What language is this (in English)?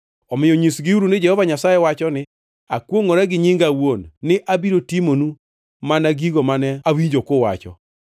Luo (Kenya and Tanzania)